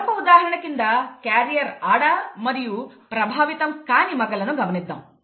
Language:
Telugu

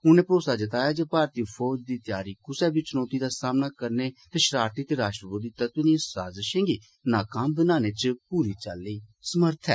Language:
Dogri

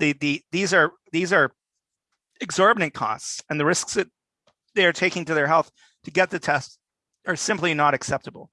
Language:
English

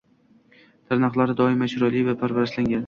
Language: Uzbek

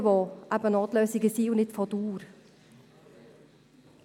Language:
Swiss German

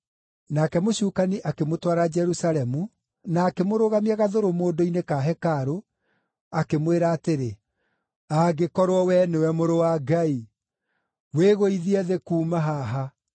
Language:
Kikuyu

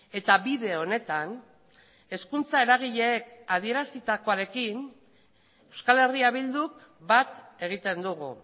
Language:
Basque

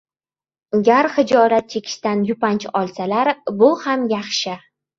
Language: Uzbek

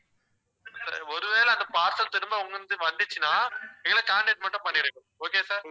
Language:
Tamil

